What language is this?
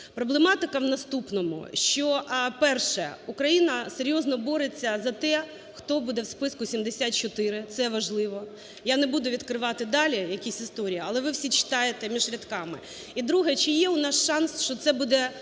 Ukrainian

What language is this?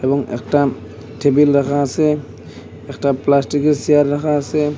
Bangla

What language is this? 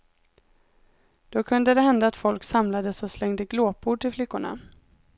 Swedish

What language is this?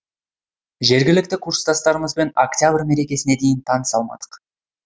Kazakh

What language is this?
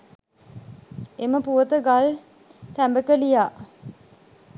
Sinhala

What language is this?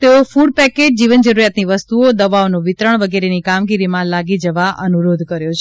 Gujarati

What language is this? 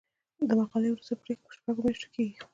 Pashto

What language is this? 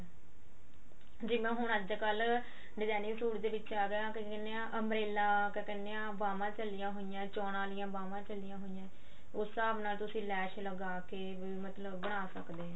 Punjabi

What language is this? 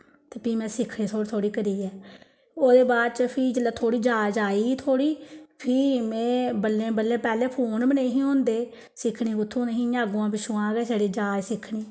Dogri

